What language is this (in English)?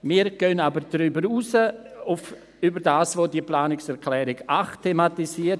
Swiss German